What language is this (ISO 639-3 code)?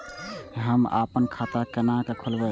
mai